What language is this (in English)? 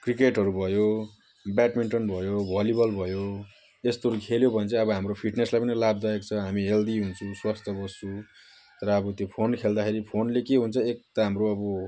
Nepali